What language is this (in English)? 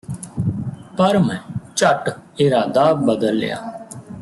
Punjabi